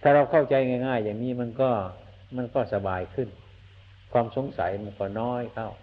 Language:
Thai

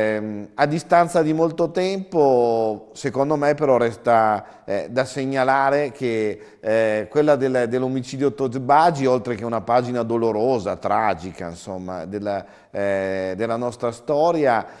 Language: Italian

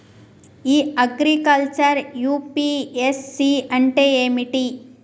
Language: Telugu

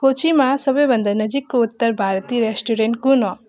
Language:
Nepali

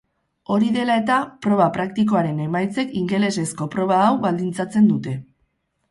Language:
Basque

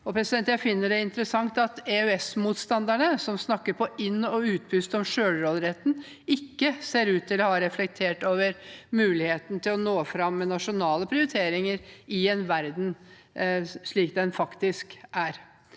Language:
Norwegian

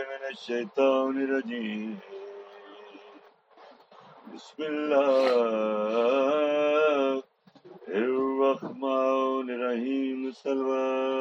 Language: Urdu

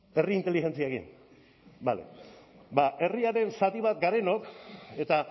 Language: Basque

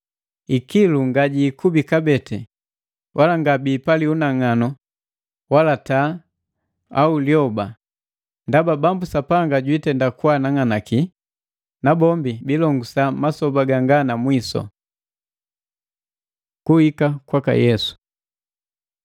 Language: Matengo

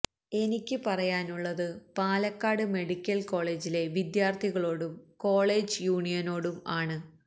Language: Malayalam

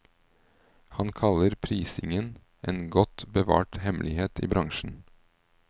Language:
Norwegian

